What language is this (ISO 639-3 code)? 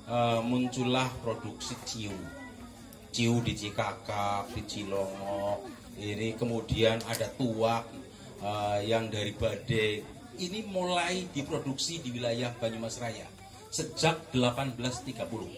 ind